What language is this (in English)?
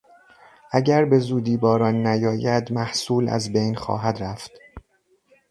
Persian